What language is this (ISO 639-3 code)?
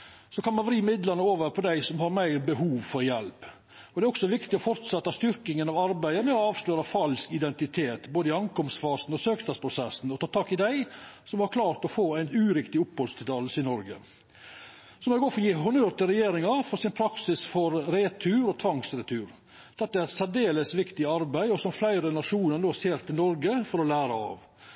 nno